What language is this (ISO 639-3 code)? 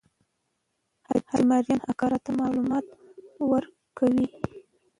pus